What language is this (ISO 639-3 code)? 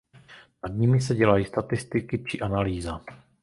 ces